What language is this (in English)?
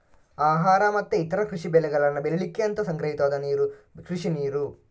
Kannada